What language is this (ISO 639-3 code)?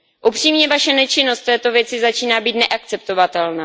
ces